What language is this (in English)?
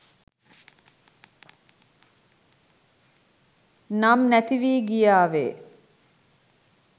Sinhala